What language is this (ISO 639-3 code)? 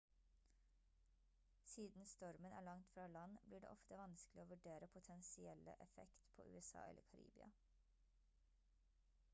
nob